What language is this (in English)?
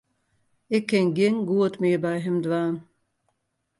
Western Frisian